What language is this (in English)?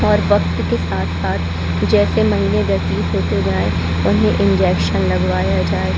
Hindi